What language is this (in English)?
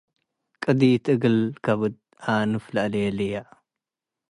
Tigre